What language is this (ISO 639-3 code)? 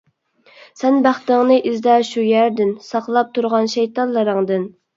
uig